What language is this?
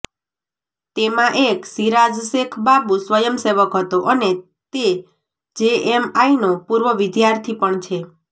Gujarati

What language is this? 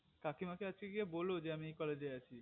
Bangla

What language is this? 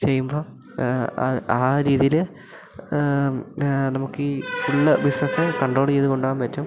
Malayalam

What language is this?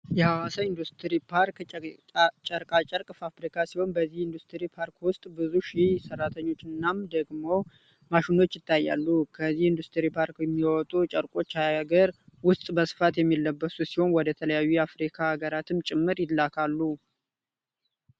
Amharic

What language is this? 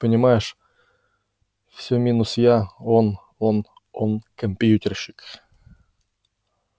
Russian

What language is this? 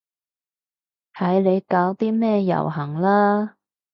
Cantonese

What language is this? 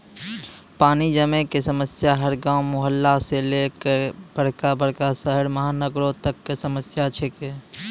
Maithili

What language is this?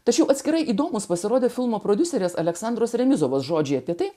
Lithuanian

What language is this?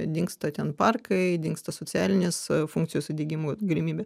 Lithuanian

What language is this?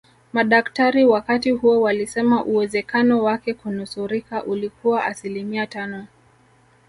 Swahili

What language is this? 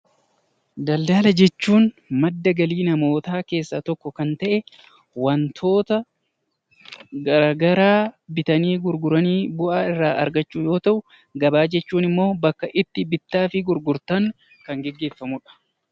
Oromo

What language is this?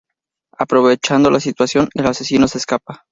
Spanish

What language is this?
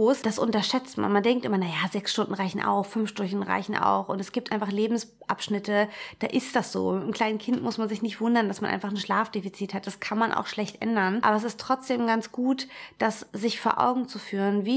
German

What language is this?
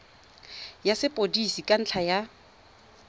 Tswana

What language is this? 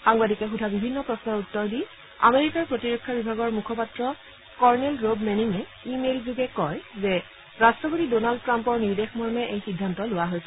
Assamese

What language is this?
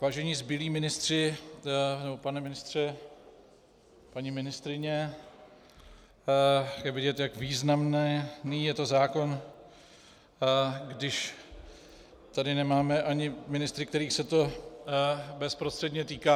Czech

